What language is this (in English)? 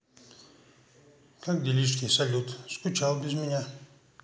Russian